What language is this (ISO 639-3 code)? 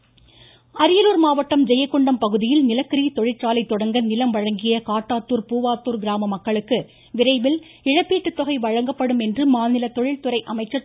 tam